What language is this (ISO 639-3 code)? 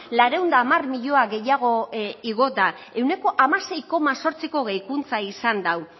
eus